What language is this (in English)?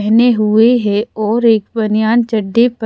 Hindi